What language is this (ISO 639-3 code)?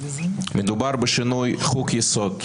heb